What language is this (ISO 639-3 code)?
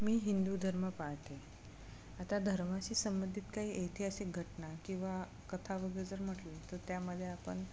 mar